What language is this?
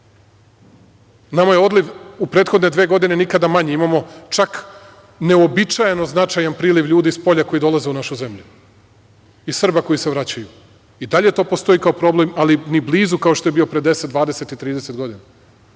Serbian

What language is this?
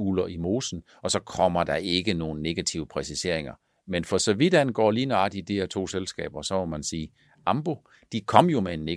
Danish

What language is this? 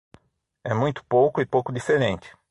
Portuguese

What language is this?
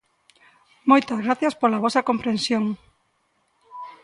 Galician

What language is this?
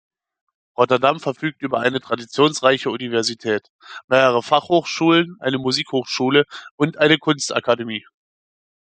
German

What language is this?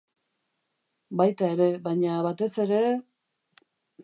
Basque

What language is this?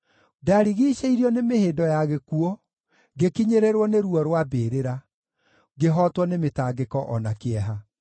Kikuyu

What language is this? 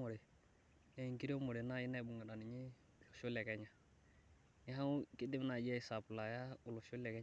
Masai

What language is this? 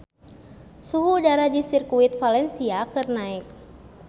Sundanese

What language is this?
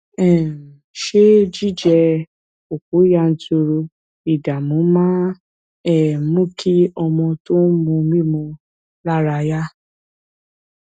Yoruba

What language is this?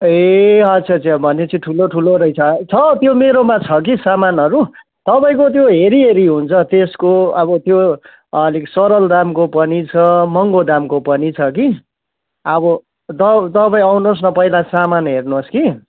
Nepali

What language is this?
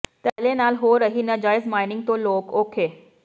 Punjabi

